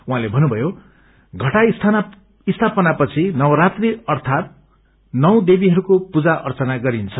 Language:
Nepali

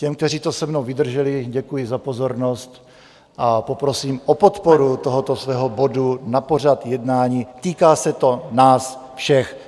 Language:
Czech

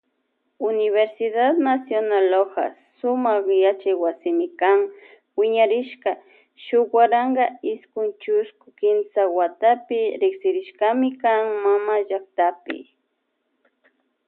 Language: Loja Highland Quichua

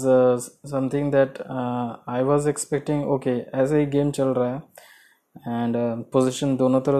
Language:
Hindi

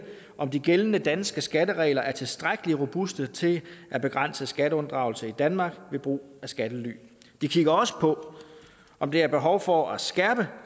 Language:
Danish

